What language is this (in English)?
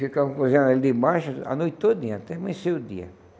Portuguese